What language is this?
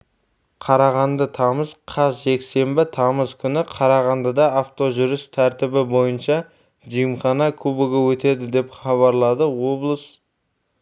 Kazakh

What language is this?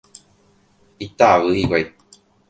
Guarani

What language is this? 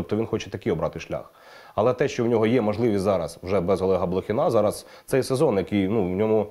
Ukrainian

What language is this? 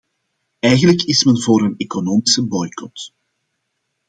Dutch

